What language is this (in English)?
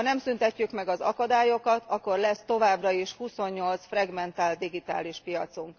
Hungarian